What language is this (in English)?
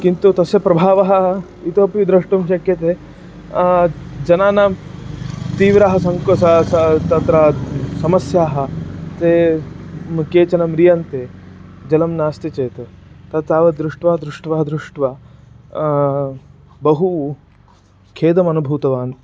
Sanskrit